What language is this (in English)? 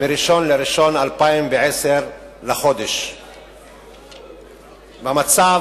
Hebrew